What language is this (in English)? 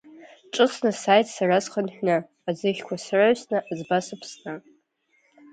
Abkhazian